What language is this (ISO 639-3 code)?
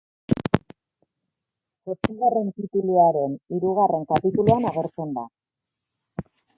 eus